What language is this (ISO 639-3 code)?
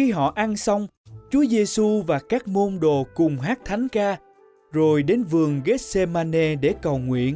vie